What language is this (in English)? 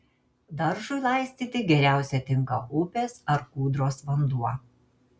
Lithuanian